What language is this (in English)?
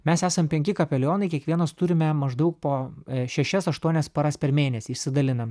Lithuanian